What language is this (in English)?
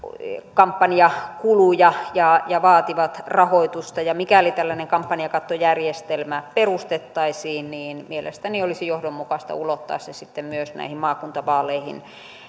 Finnish